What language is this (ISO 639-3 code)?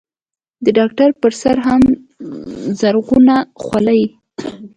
pus